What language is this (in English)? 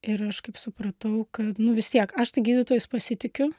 Lithuanian